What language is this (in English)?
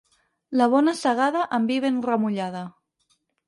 Catalan